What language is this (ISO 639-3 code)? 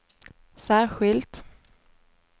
swe